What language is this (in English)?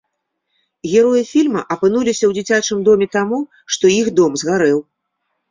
Belarusian